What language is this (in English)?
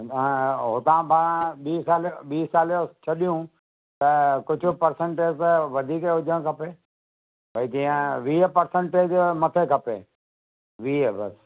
Sindhi